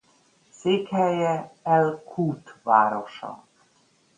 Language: Hungarian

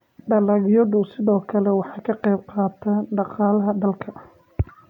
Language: Somali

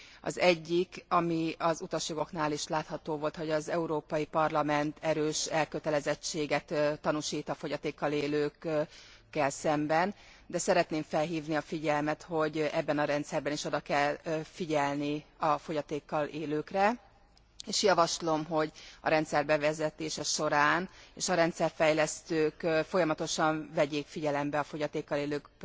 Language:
Hungarian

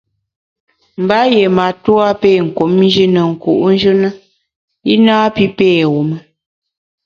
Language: Bamun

